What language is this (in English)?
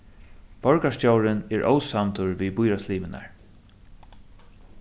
Faroese